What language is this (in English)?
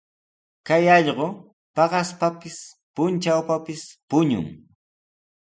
Sihuas Ancash Quechua